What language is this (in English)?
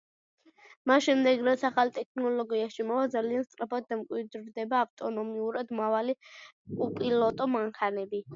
Georgian